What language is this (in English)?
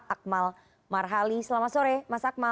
Indonesian